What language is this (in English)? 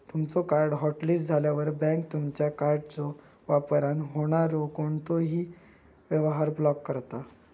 Marathi